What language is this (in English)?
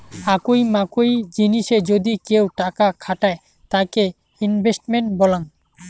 Bangla